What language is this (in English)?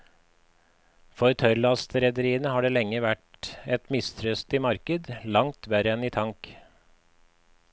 Norwegian